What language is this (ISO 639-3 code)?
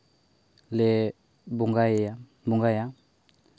sat